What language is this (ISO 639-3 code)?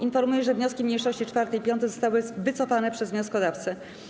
pol